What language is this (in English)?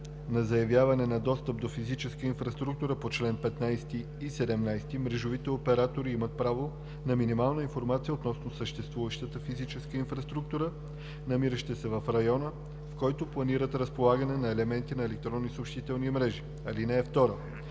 Bulgarian